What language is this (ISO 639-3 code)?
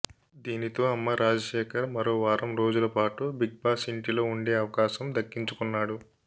tel